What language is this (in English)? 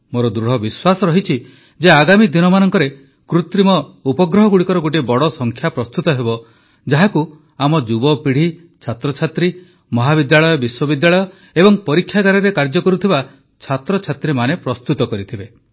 Odia